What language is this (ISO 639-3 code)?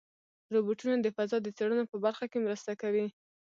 pus